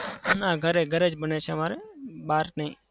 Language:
Gujarati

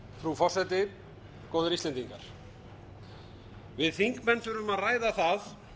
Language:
Icelandic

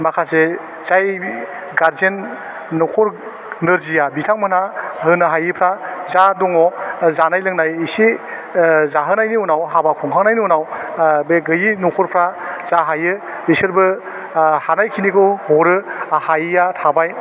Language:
Bodo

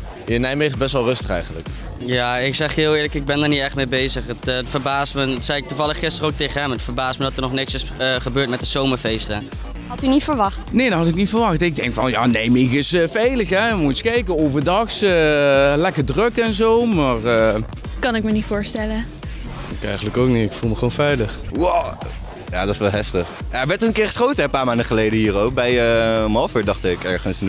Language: Dutch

